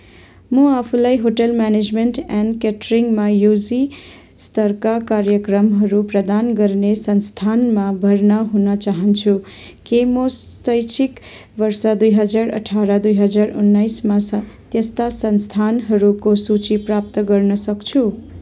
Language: Nepali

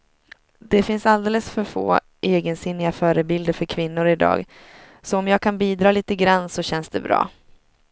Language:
Swedish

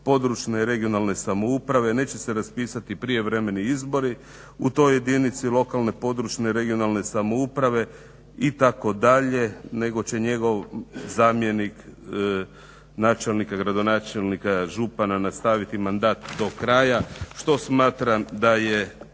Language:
Croatian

